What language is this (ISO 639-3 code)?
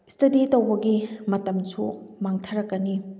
mni